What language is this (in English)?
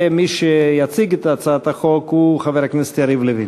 Hebrew